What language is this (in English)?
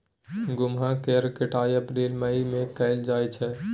Maithili